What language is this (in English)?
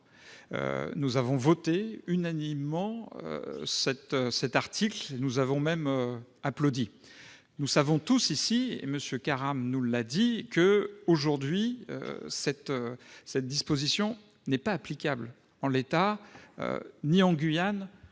French